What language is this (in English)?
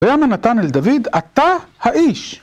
Hebrew